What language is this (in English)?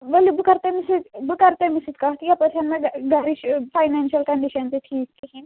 Kashmiri